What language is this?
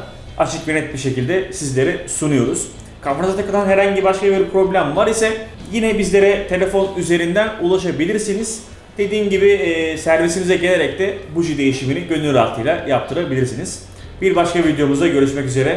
Turkish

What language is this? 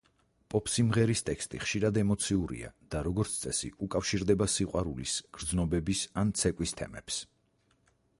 Georgian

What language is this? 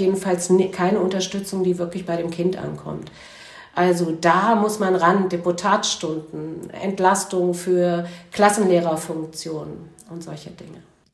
German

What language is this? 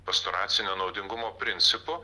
Lithuanian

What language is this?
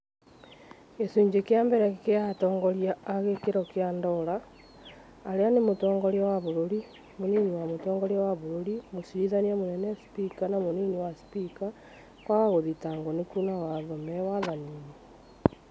Kikuyu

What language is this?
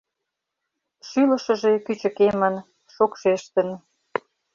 Mari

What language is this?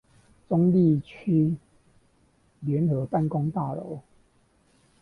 Chinese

